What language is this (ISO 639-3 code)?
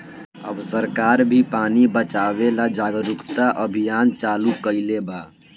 bho